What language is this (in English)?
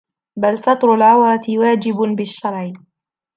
Arabic